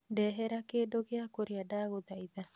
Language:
Kikuyu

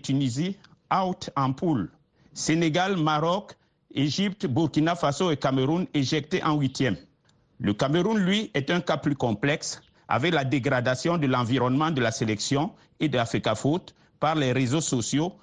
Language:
French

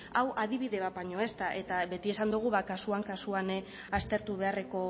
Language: Basque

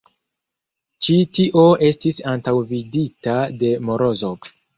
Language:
Esperanto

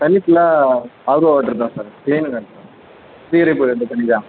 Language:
Tamil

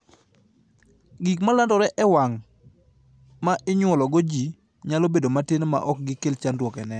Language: Luo (Kenya and Tanzania)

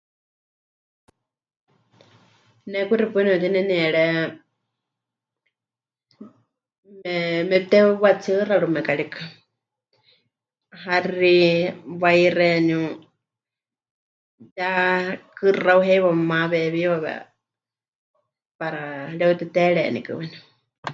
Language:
Huichol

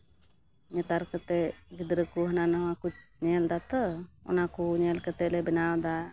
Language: Santali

